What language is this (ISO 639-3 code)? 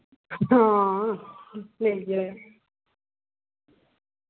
doi